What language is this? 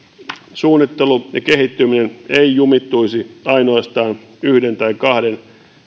Finnish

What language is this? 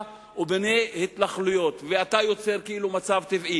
Hebrew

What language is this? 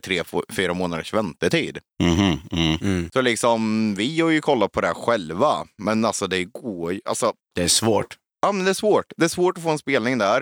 Swedish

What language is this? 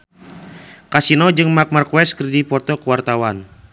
Sundanese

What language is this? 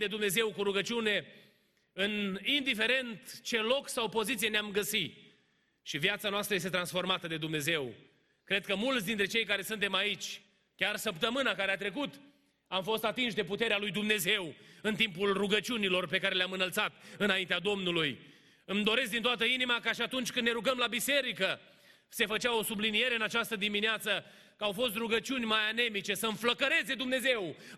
Romanian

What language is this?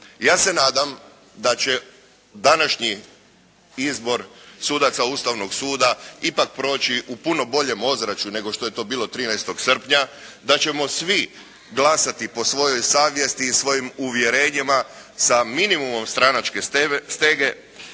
Croatian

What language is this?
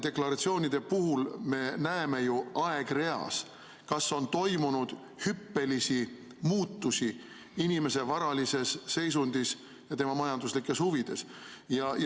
Estonian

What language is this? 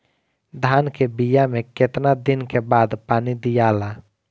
Bhojpuri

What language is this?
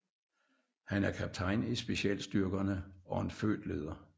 Danish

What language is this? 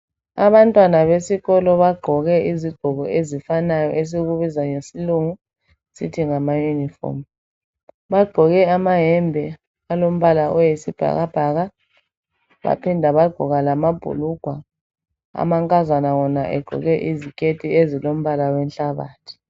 North Ndebele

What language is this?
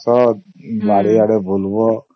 Odia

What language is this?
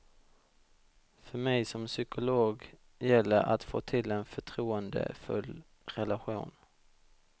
Swedish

